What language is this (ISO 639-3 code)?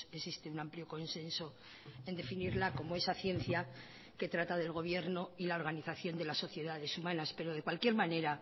spa